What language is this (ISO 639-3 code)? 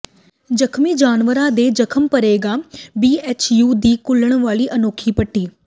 pan